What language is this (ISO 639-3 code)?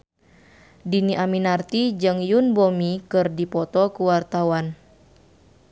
sun